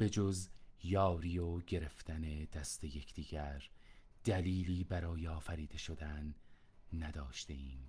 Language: Persian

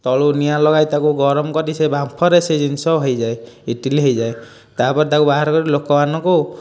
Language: Odia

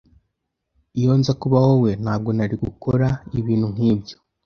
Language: Kinyarwanda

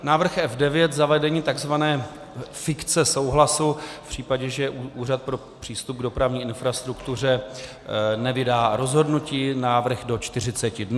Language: Czech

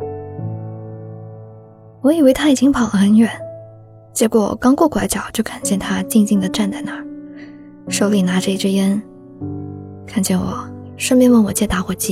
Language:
Chinese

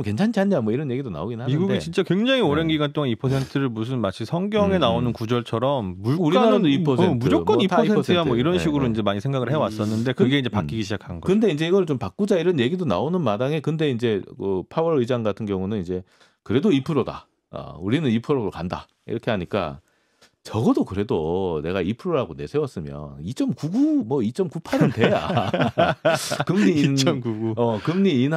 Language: Korean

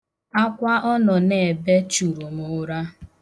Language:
Igbo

